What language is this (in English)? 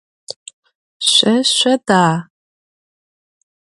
Adyghe